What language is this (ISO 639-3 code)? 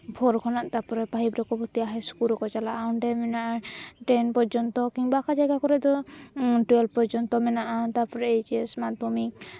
sat